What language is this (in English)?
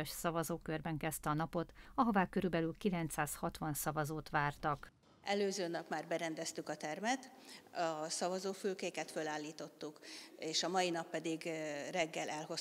Hungarian